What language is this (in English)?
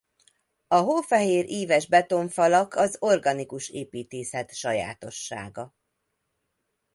Hungarian